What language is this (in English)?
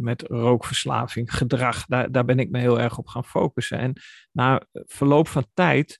Dutch